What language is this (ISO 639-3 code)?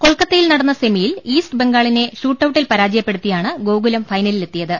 mal